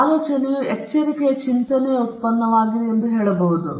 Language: Kannada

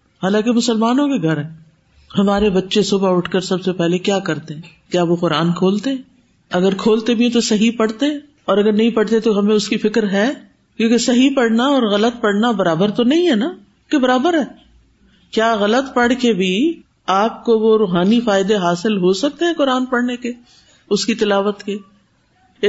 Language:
Urdu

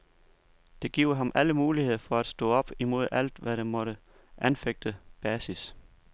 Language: Danish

